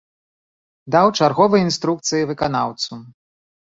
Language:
Belarusian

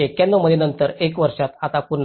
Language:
Marathi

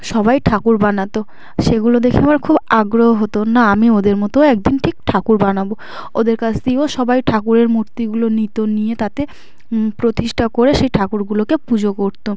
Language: Bangla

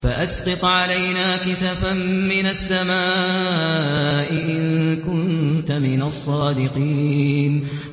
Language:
Arabic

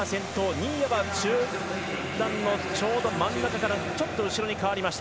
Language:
Japanese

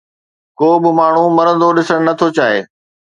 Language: Sindhi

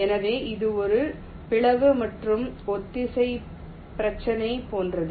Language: Tamil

